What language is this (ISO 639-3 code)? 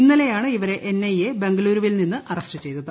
mal